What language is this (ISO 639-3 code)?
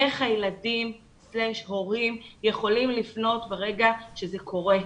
heb